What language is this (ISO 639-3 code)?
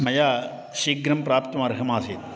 san